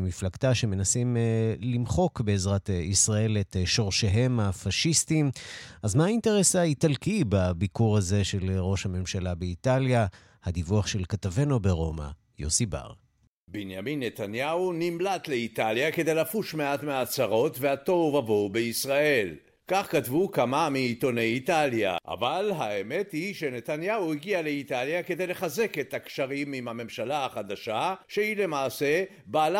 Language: Hebrew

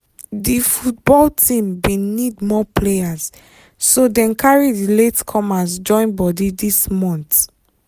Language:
Nigerian Pidgin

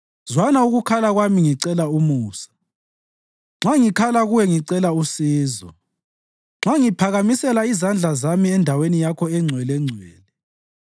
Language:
North Ndebele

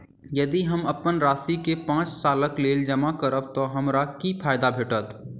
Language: Maithili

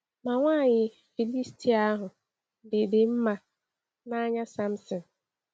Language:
Igbo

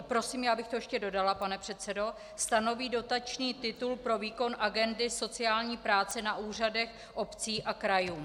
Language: Czech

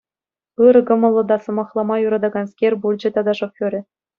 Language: Chuvash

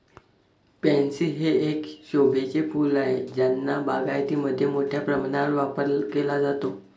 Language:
Marathi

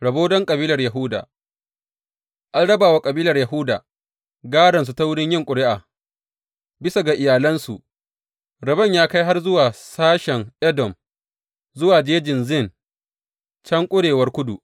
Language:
Hausa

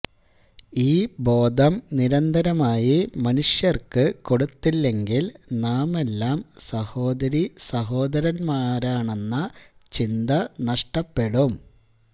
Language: Malayalam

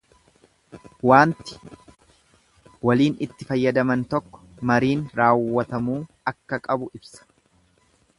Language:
Oromo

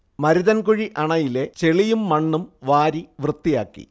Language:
Malayalam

